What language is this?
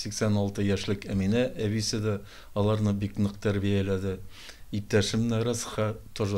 Turkish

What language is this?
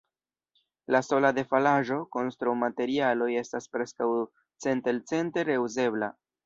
Esperanto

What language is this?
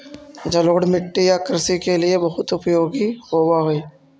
Magahi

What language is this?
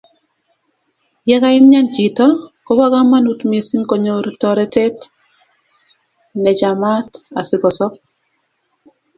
Kalenjin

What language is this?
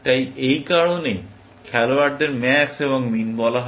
Bangla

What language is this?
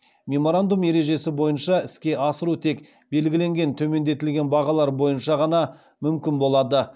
Kazakh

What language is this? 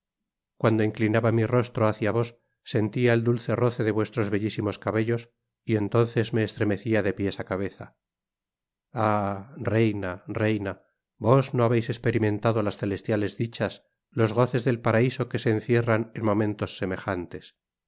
Spanish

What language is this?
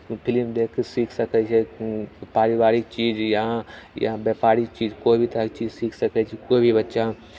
Maithili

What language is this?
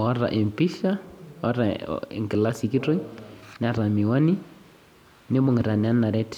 Masai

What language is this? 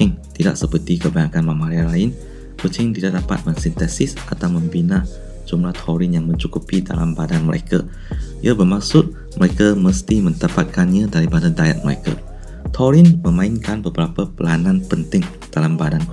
Malay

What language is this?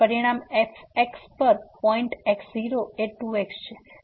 Gujarati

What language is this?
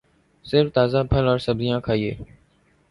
Urdu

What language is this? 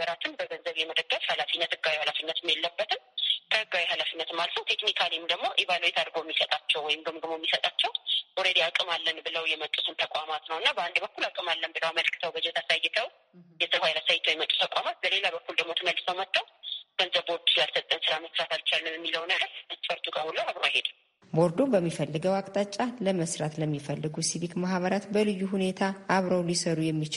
Amharic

